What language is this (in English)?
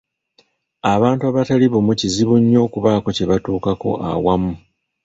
Ganda